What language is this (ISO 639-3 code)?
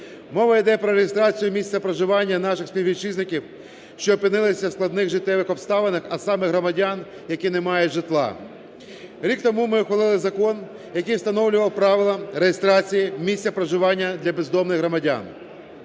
ukr